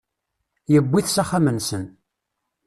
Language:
Kabyle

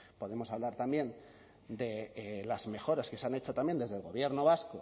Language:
Spanish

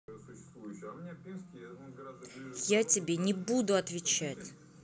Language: Russian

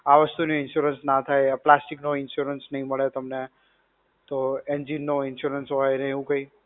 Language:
Gujarati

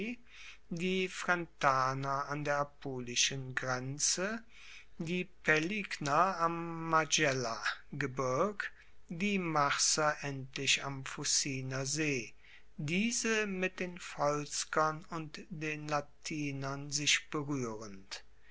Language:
German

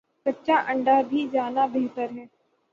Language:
Urdu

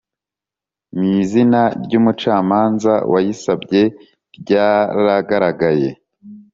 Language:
Kinyarwanda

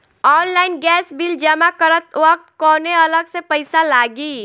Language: Bhojpuri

